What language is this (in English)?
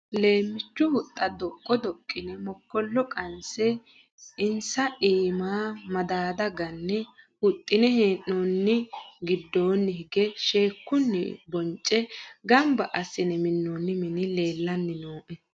Sidamo